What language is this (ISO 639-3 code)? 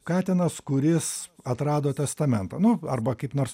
lit